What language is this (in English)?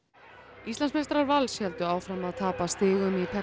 Icelandic